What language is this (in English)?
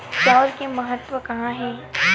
Chhattisgarhi